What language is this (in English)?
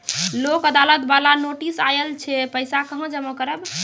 Maithili